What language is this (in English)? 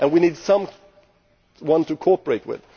English